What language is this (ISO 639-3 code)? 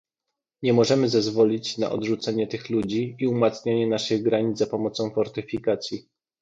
pol